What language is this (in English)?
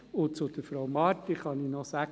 Swiss German